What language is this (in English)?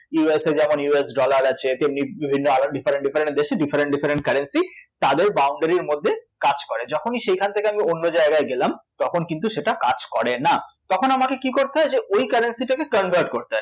Bangla